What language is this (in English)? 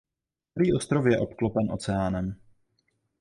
Czech